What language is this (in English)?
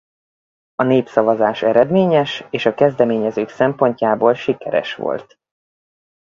Hungarian